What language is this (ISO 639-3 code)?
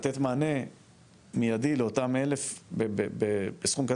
heb